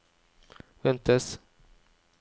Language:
Norwegian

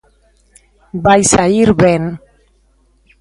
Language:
Galician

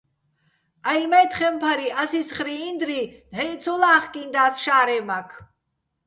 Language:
Bats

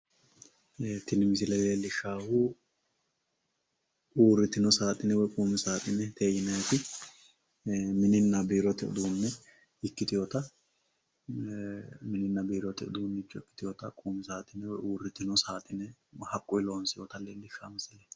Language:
Sidamo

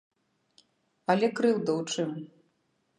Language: Belarusian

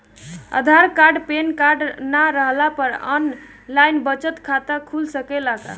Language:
Bhojpuri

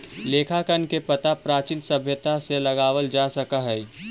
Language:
Magahi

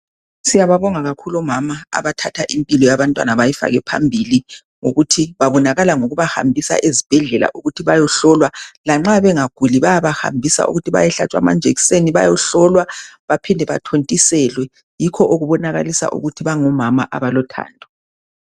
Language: North Ndebele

